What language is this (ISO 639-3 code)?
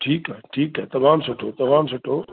snd